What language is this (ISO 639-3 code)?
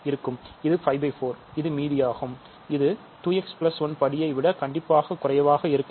tam